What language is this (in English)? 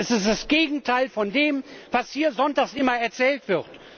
German